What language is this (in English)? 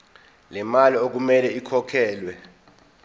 Zulu